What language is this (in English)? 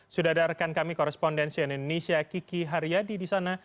Indonesian